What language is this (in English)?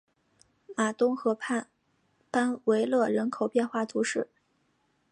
Chinese